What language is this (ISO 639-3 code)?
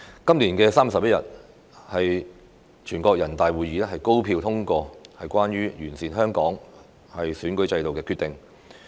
yue